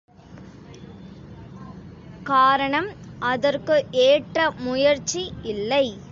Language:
Tamil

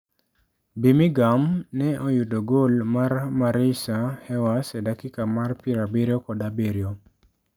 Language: Luo (Kenya and Tanzania)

